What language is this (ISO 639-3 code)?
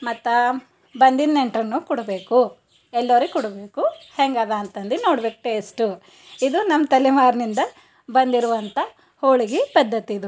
kan